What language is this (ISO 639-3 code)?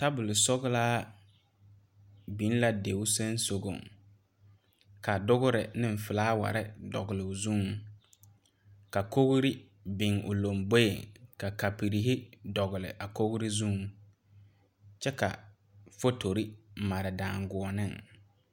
dga